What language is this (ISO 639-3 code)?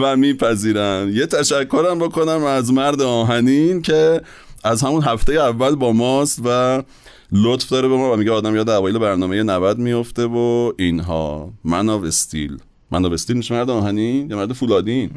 fas